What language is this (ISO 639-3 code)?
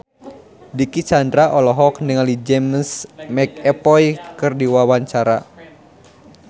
sun